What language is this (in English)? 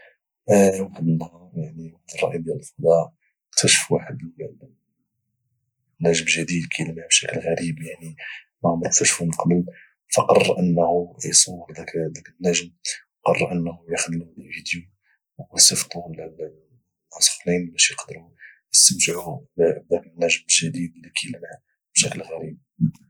Moroccan Arabic